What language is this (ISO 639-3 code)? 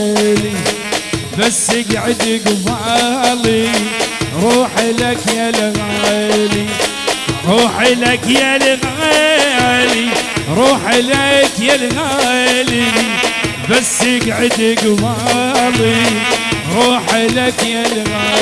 ara